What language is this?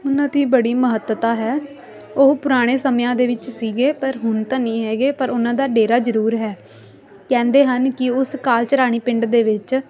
Punjabi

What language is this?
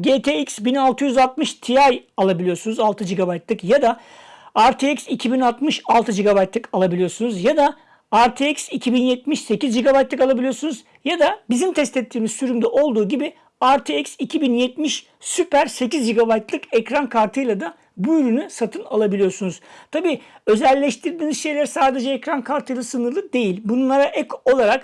Turkish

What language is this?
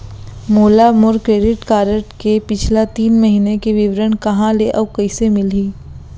Chhattisgarhi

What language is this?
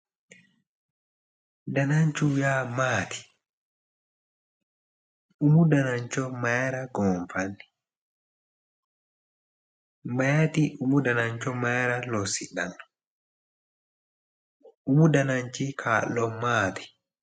Sidamo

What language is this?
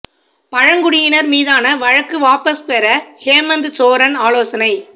Tamil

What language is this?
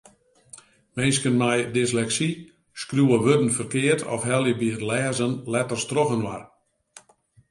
Western Frisian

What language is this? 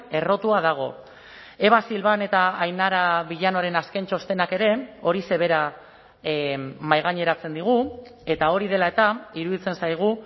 Basque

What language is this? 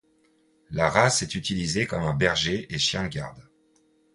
French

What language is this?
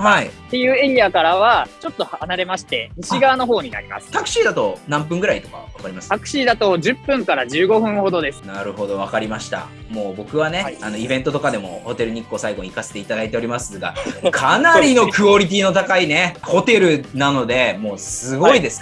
Japanese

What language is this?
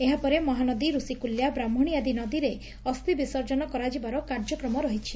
Odia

